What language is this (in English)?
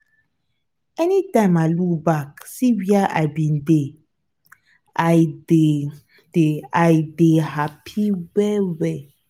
Nigerian Pidgin